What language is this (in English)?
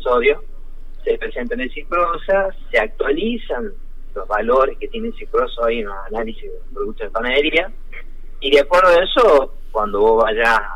Spanish